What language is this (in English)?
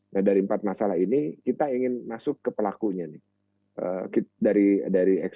Indonesian